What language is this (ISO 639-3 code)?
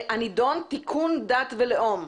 heb